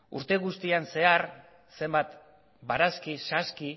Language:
Basque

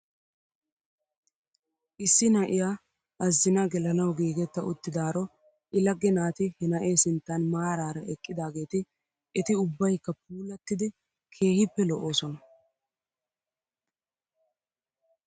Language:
Wolaytta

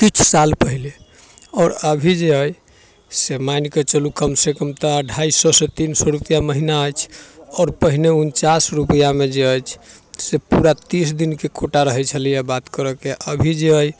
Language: Maithili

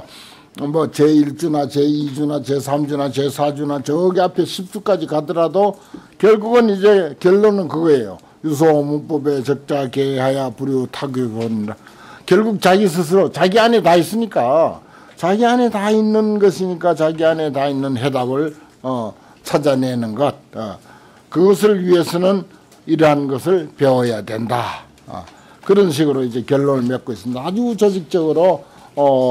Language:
Korean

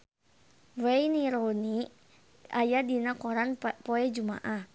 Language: Sundanese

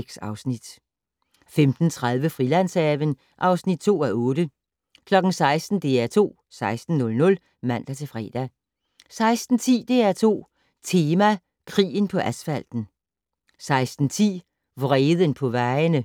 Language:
Danish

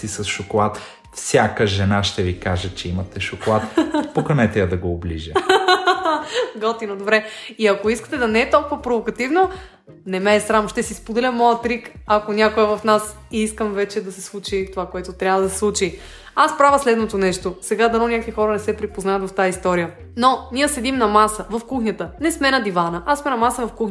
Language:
Bulgarian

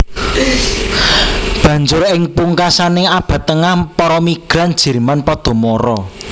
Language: Javanese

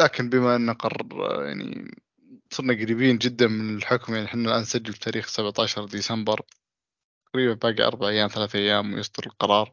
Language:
Arabic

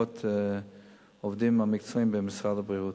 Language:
Hebrew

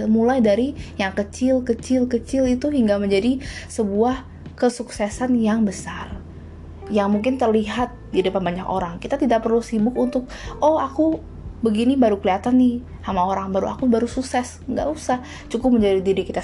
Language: Indonesian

